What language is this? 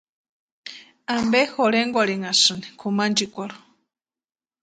Western Highland Purepecha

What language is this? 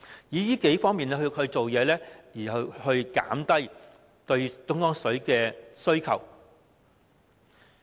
Cantonese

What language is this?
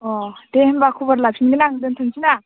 Bodo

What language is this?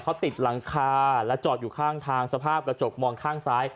Thai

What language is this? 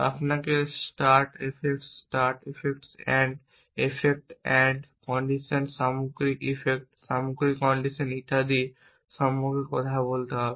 Bangla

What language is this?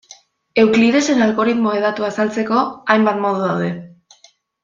Basque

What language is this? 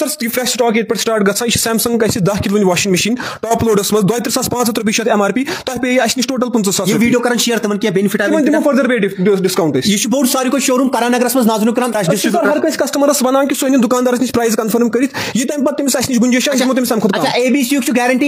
Romanian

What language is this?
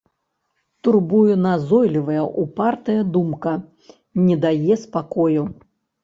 Belarusian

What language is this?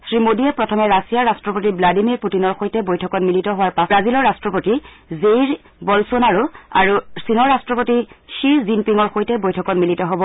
Assamese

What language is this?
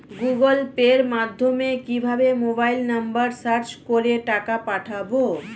Bangla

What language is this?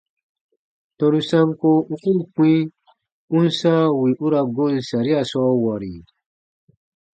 Baatonum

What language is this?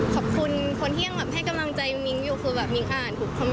Thai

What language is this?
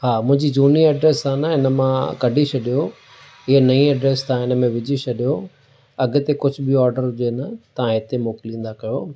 Sindhi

